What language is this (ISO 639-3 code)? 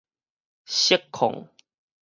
nan